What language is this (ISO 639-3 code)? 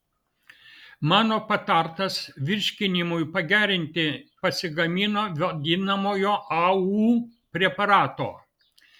lit